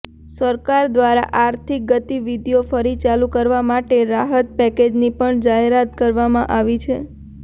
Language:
Gujarati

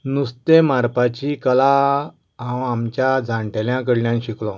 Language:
Konkani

